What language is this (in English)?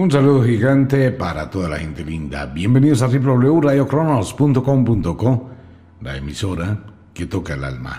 Spanish